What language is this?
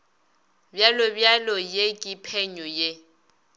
Northern Sotho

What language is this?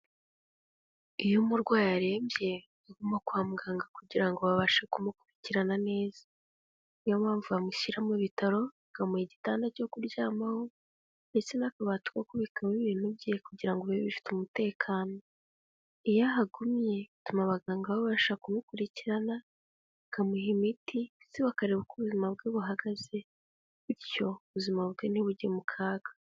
Kinyarwanda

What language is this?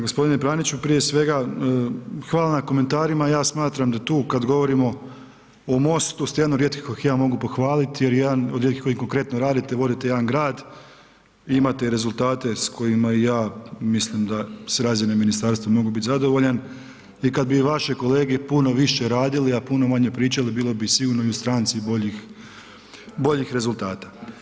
Croatian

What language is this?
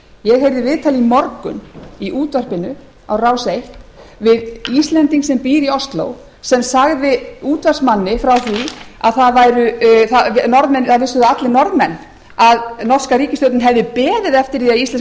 Icelandic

